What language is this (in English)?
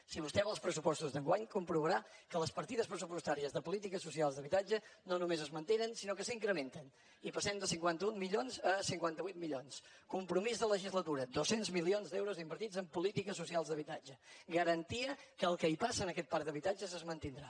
Catalan